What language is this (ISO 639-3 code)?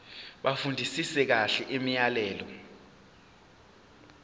zul